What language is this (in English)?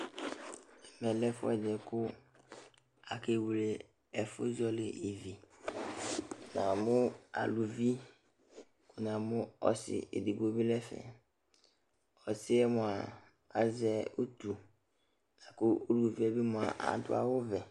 Ikposo